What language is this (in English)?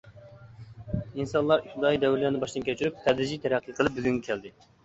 Uyghur